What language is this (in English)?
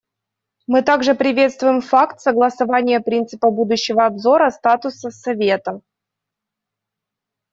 Russian